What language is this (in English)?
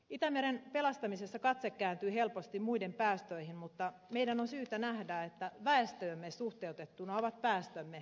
Finnish